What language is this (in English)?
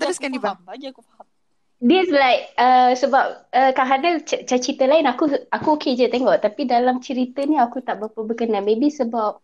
Malay